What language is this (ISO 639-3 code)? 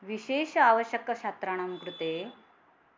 san